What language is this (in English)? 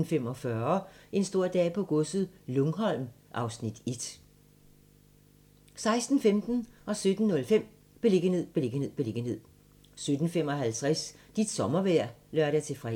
Danish